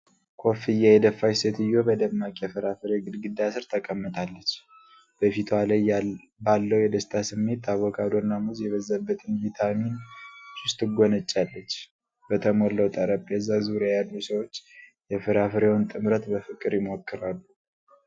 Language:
Amharic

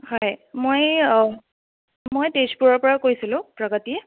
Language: Assamese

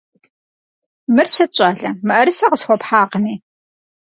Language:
Kabardian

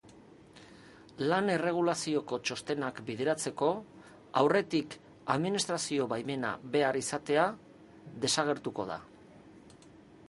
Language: Basque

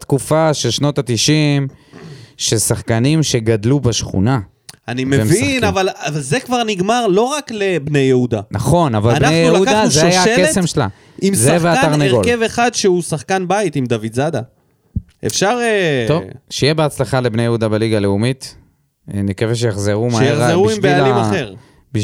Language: Hebrew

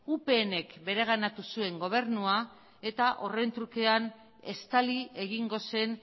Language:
Basque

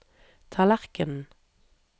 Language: Norwegian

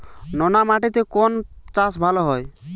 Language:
Bangla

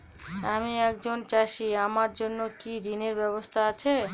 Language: Bangla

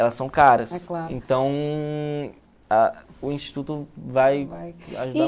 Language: Portuguese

